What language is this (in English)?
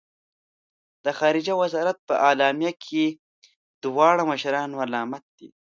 Pashto